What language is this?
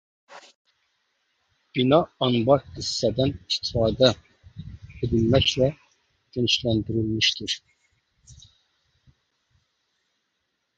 Azerbaijani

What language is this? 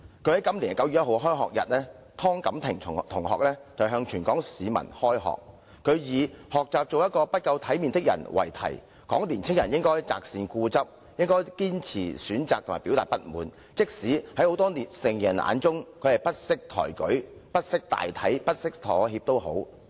Cantonese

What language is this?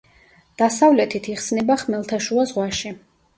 Georgian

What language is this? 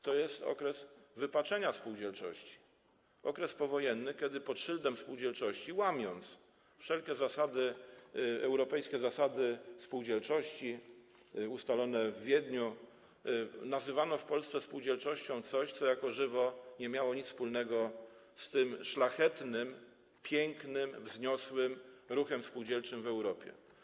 Polish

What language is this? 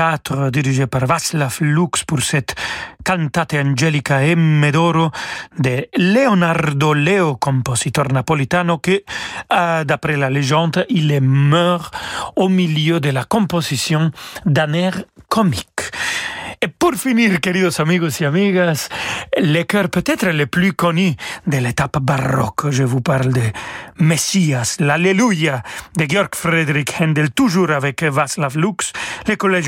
French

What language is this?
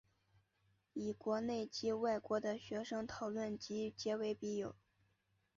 Chinese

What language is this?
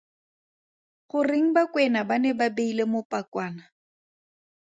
Tswana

